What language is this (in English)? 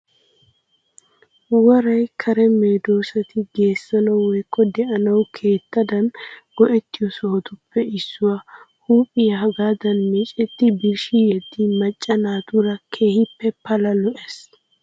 Wolaytta